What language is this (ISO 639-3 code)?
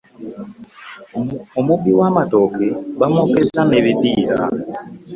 lug